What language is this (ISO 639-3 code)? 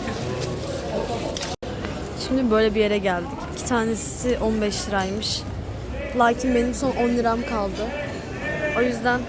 tur